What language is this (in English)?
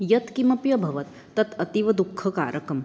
Sanskrit